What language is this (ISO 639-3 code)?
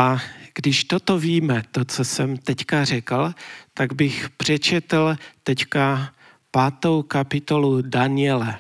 ces